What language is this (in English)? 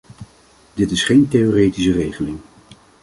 Dutch